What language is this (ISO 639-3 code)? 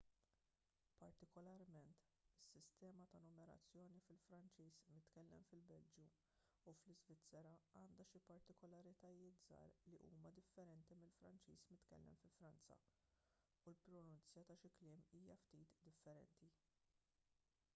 mlt